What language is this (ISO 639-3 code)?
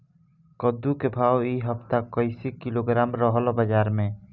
bho